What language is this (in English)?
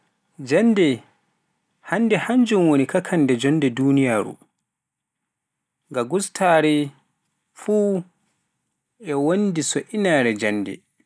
Pular